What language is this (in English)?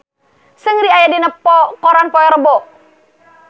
Sundanese